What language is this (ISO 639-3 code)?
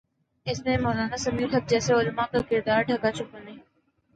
urd